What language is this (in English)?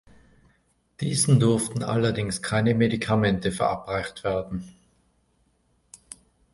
German